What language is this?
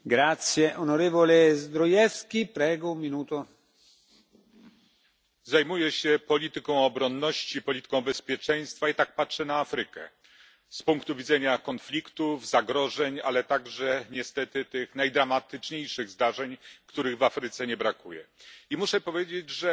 Polish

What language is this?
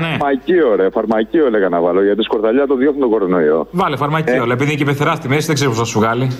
Greek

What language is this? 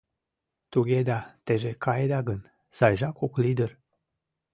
Mari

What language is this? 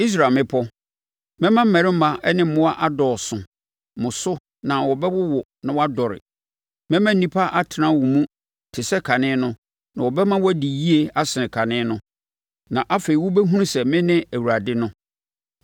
Akan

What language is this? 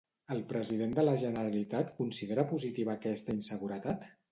Catalan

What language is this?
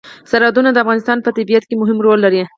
Pashto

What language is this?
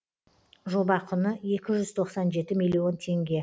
Kazakh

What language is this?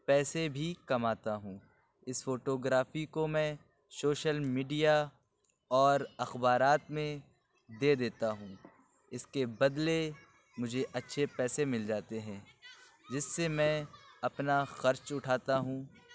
Urdu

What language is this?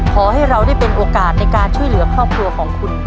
Thai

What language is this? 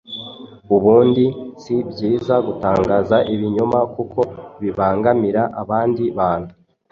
Kinyarwanda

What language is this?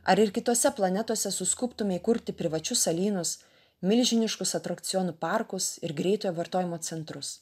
Lithuanian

